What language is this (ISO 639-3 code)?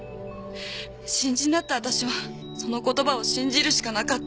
jpn